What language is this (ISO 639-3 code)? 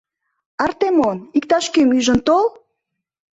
chm